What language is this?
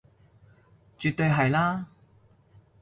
Cantonese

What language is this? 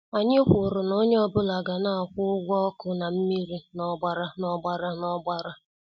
Igbo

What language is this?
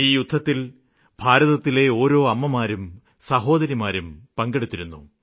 Malayalam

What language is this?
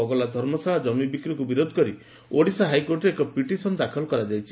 Odia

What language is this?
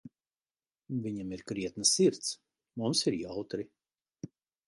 Latvian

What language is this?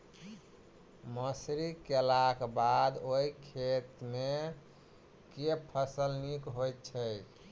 Maithili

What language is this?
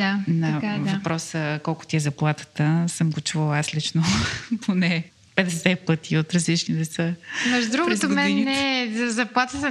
Bulgarian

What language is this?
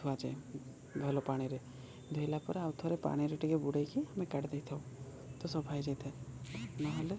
Odia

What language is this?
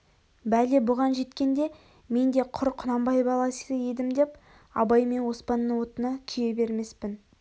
Kazakh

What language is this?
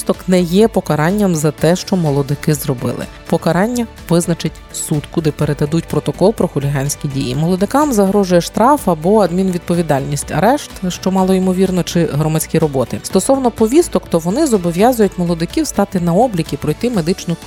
Ukrainian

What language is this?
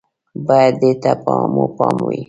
Pashto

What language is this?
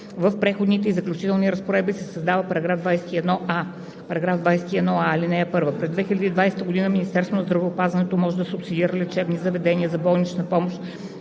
Bulgarian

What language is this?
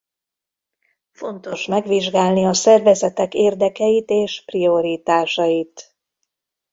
Hungarian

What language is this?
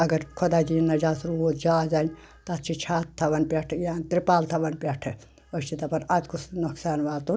Kashmiri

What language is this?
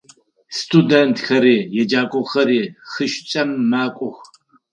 Adyghe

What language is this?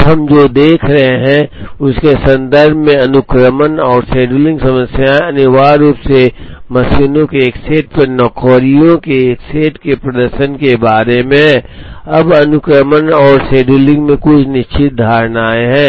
Hindi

